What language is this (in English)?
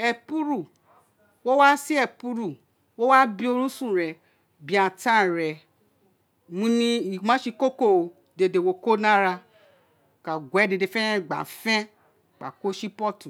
Isekiri